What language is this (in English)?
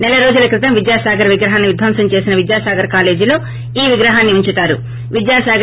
Telugu